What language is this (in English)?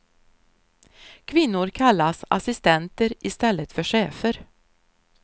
Swedish